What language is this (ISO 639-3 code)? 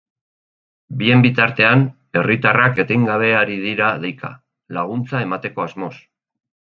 eus